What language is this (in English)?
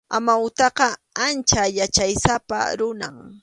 Arequipa-La Unión Quechua